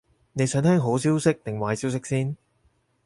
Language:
Cantonese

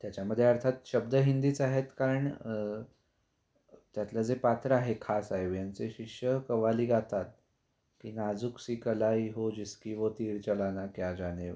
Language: Marathi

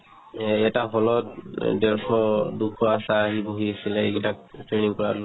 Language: Assamese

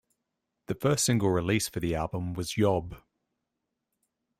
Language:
English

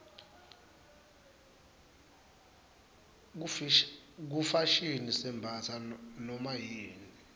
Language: Swati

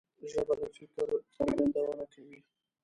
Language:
Pashto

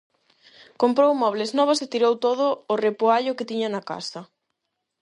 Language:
Galician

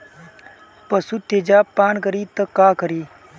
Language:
Bhojpuri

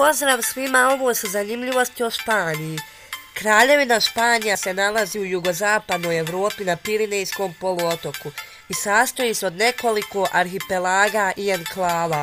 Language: Portuguese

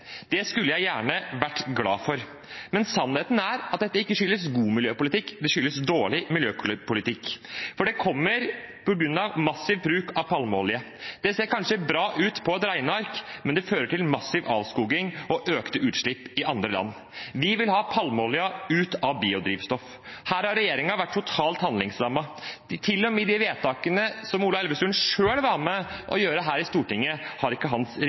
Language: Norwegian Bokmål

